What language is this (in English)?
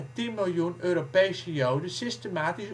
Dutch